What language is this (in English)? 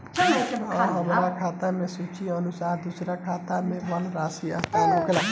Bhojpuri